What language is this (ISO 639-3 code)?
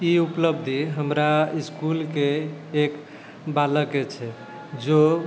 mai